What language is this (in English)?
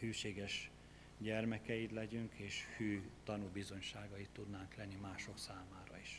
Hungarian